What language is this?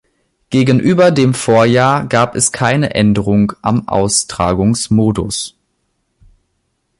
German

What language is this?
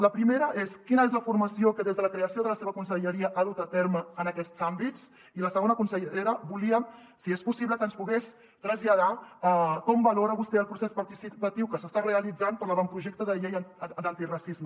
Catalan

